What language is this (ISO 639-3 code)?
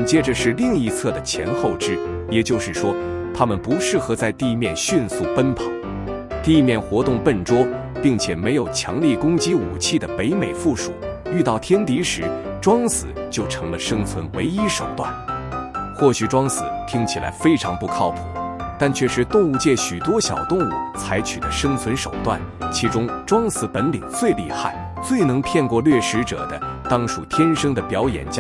zho